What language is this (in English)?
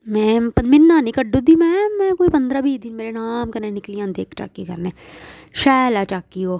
Dogri